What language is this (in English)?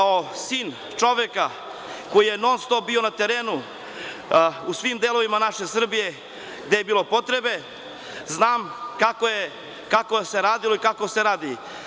Serbian